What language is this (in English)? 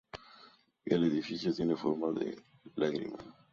Spanish